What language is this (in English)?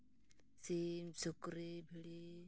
Santali